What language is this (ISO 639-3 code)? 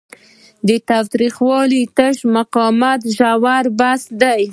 pus